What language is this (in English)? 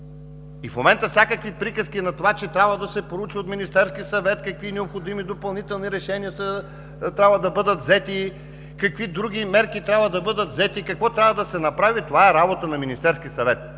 Bulgarian